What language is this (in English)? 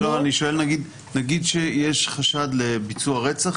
Hebrew